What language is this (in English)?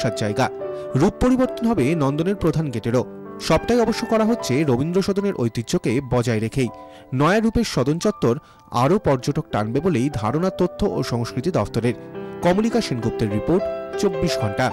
Italian